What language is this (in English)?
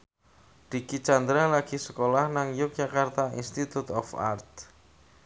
Javanese